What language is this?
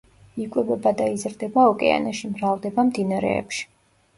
Georgian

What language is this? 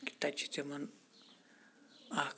Kashmiri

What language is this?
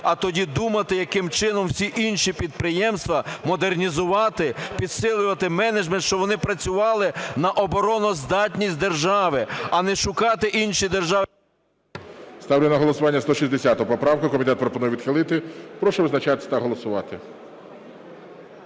Ukrainian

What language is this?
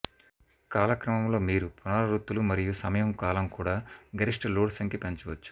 Telugu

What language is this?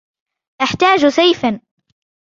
Arabic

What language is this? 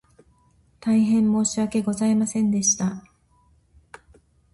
Japanese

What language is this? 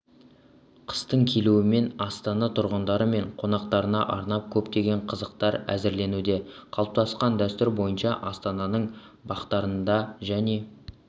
Kazakh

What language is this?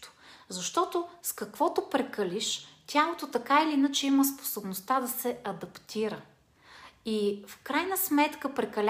Bulgarian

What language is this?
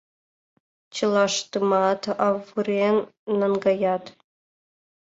Mari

